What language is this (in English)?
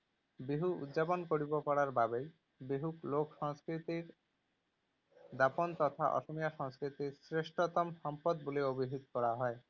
Assamese